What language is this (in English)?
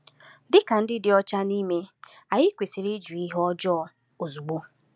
Igbo